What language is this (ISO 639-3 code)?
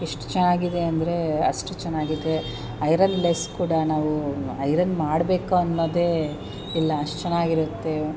kan